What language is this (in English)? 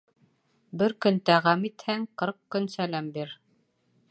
Bashkir